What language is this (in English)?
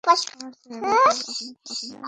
Bangla